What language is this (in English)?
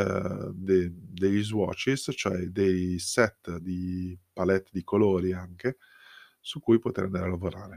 Italian